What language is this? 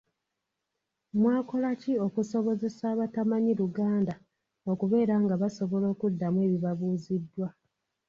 Ganda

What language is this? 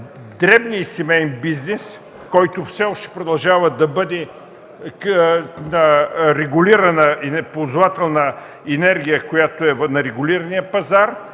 Bulgarian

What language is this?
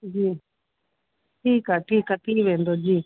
Sindhi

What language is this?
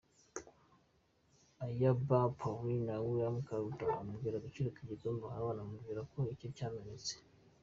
Kinyarwanda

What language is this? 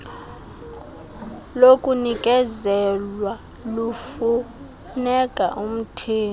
Xhosa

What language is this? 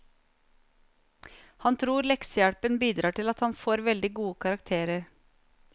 Norwegian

